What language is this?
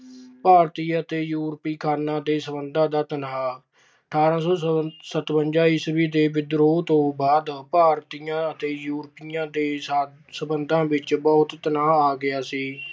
Punjabi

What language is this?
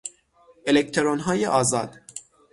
Persian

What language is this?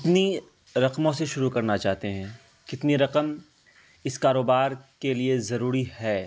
Urdu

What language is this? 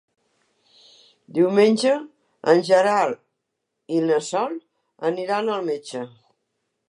Catalan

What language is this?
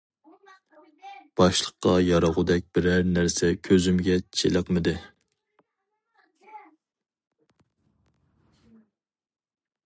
Uyghur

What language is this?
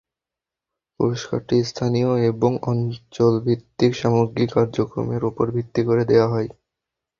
Bangla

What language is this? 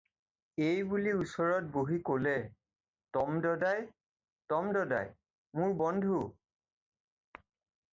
Assamese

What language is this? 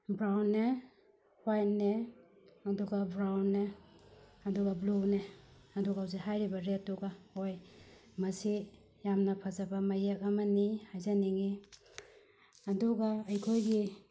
Manipuri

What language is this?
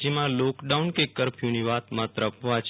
Gujarati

